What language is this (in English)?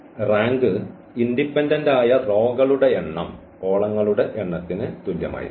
Malayalam